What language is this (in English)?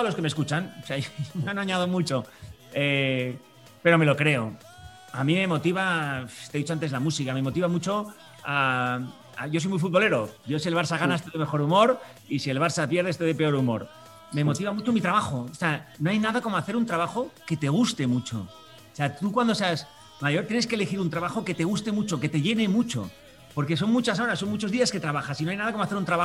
Spanish